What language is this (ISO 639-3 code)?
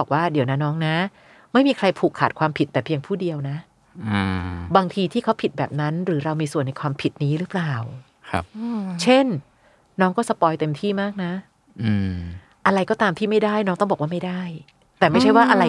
tha